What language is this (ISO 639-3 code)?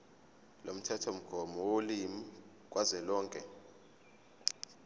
zul